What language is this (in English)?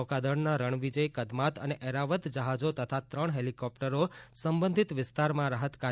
Gujarati